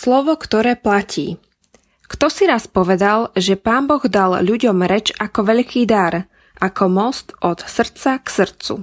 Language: Slovak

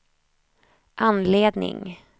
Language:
Swedish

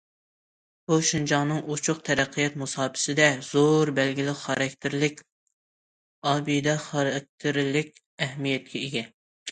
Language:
Uyghur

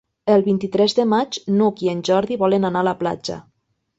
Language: Catalan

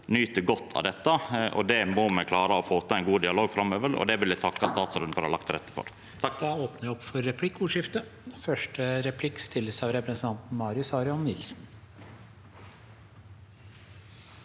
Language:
Norwegian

